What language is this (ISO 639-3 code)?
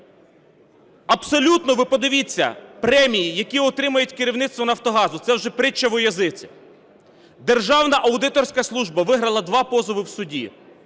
ukr